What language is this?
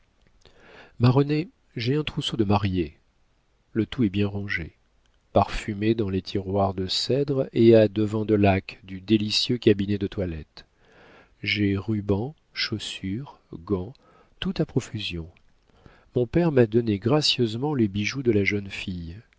French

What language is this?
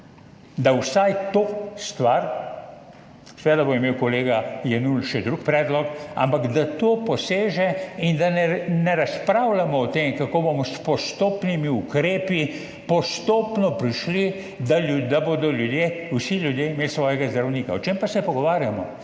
Slovenian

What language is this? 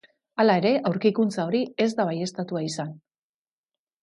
Basque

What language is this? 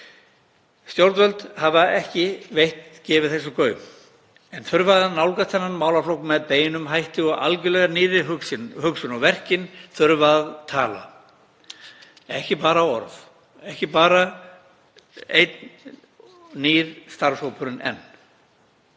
Icelandic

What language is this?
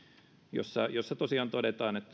Finnish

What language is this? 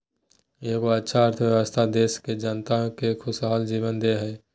Magahi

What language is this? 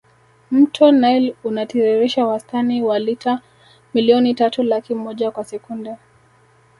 Swahili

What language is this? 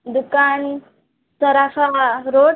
Marathi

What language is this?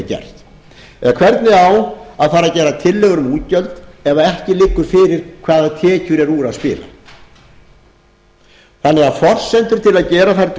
Icelandic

